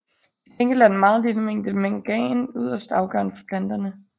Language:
Danish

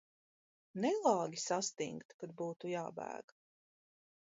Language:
Latvian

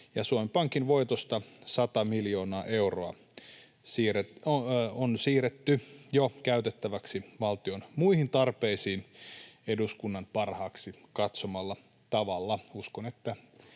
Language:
Finnish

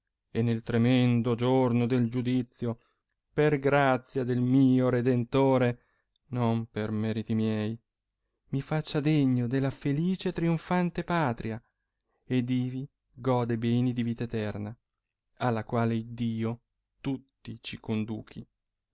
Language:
Italian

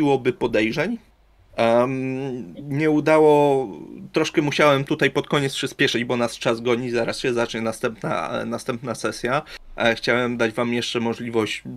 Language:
Polish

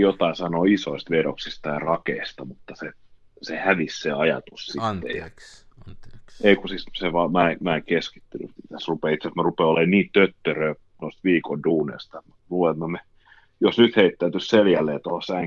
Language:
Finnish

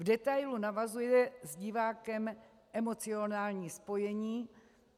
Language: Czech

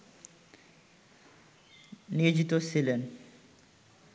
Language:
Bangla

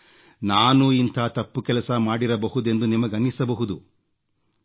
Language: Kannada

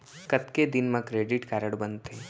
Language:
Chhattisgarhi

